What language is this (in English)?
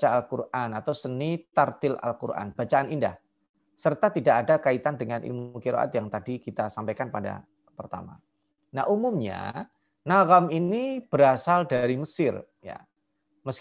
Indonesian